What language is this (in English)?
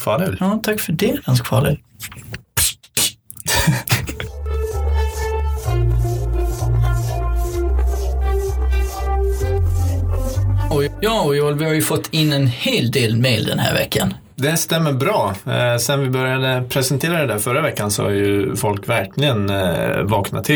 Swedish